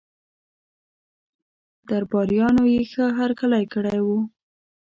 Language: Pashto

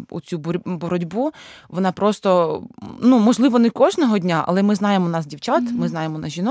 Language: Ukrainian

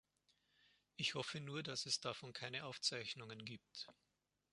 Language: German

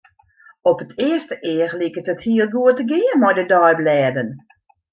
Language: Western Frisian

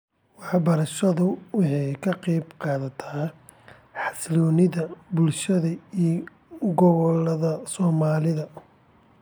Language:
Somali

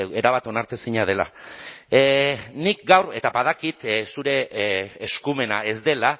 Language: Basque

